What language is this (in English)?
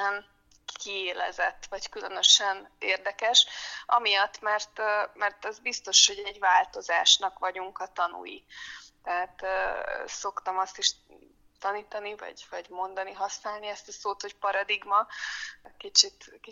Hungarian